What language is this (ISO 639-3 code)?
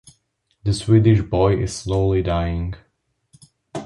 eng